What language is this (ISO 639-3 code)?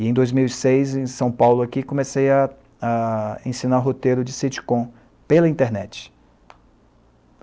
por